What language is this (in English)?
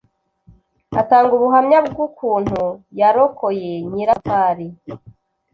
Kinyarwanda